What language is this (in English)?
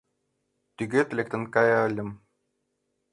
Mari